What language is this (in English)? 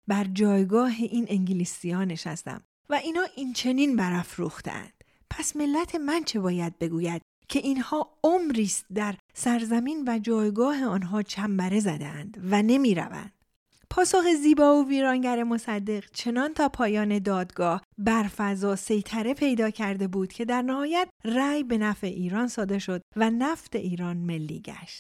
Persian